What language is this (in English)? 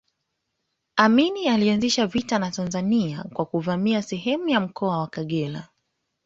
Swahili